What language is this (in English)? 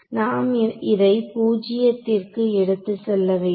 Tamil